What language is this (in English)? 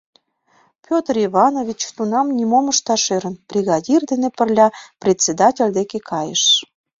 Mari